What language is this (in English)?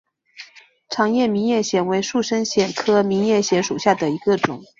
Chinese